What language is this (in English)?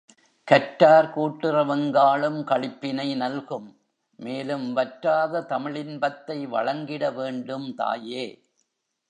Tamil